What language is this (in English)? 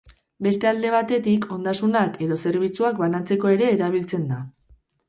Basque